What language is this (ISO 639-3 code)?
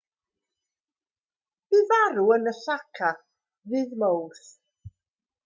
cym